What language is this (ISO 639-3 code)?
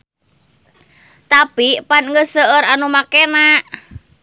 sun